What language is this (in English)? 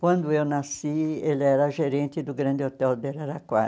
Portuguese